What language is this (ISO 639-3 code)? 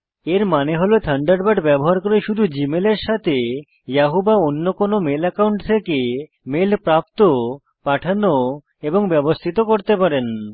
ben